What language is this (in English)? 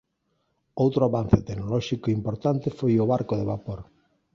Galician